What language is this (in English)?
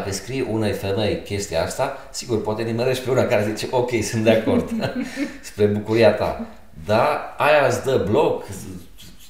Romanian